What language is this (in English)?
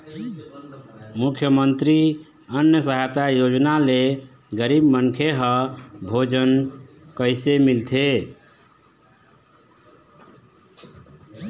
Chhattisgarhi